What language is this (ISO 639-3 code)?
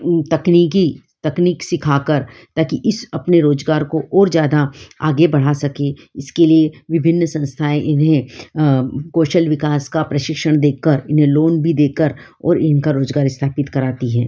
hin